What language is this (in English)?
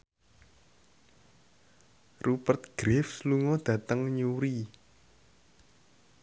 Javanese